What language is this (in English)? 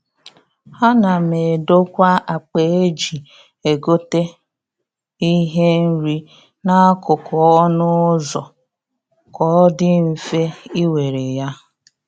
Igbo